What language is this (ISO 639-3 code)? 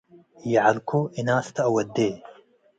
tig